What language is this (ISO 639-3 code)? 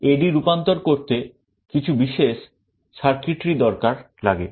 ben